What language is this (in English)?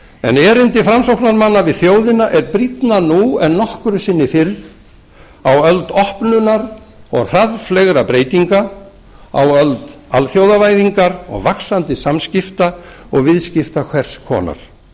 Icelandic